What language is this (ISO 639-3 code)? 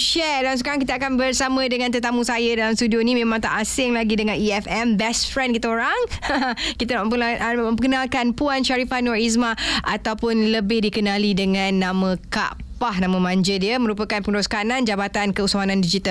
msa